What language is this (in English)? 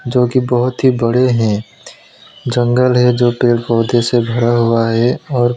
Hindi